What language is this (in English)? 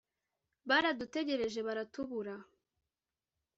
Kinyarwanda